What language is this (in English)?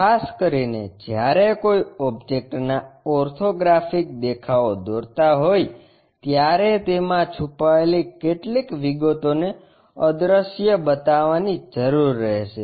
Gujarati